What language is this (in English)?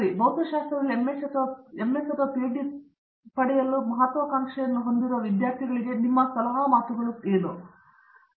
Kannada